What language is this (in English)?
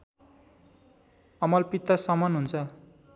Nepali